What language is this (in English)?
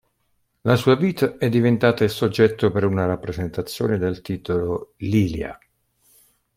Italian